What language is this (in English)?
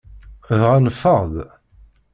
Kabyle